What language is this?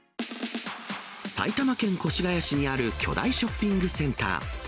Japanese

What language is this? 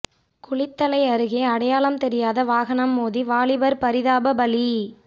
Tamil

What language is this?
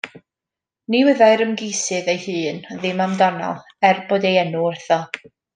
Welsh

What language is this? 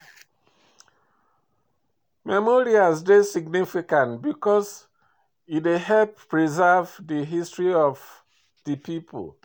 Nigerian Pidgin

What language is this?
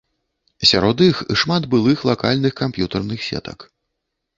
Belarusian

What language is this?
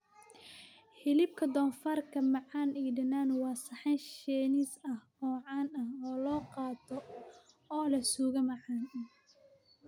Somali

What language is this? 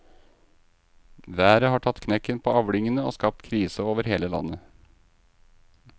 Norwegian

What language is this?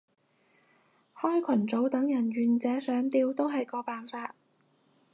Cantonese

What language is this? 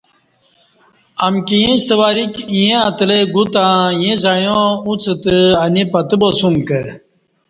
Kati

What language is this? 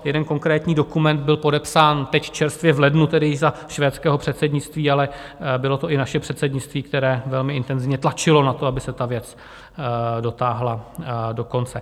Czech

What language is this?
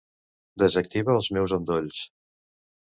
Catalan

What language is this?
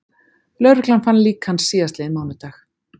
Icelandic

